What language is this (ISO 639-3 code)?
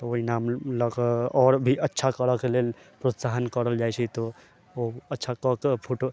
mai